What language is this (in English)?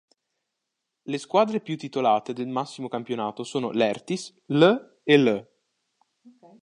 Italian